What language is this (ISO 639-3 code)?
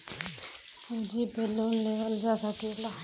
bho